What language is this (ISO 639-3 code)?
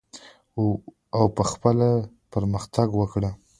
pus